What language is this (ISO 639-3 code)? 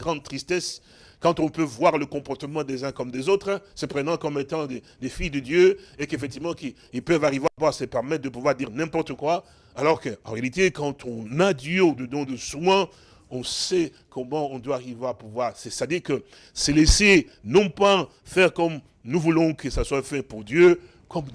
fra